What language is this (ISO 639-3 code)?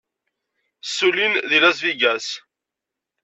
kab